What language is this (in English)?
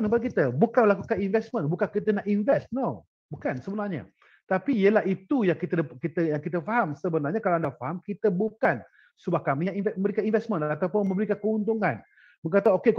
Malay